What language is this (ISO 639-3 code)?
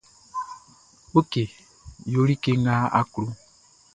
bci